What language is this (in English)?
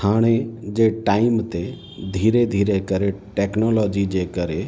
Sindhi